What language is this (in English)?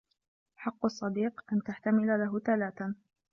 Arabic